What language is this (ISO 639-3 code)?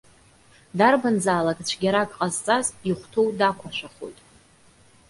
abk